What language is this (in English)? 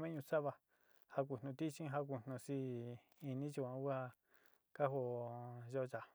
Sinicahua Mixtec